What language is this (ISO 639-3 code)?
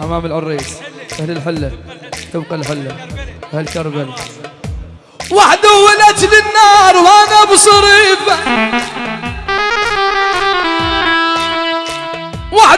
ara